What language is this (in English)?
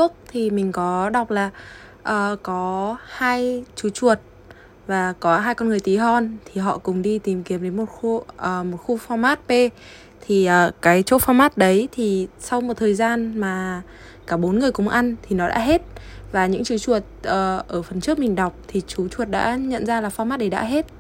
Vietnamese